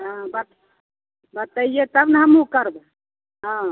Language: Maithili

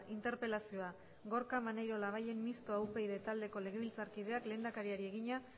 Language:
Basque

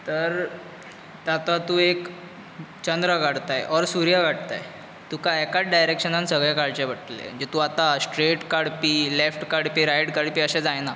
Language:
Konkani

